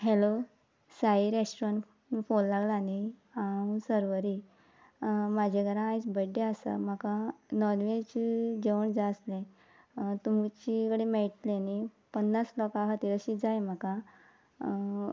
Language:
Konkani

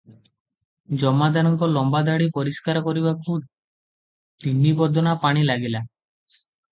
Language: Odia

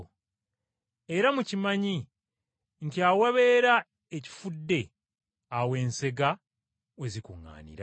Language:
Ganda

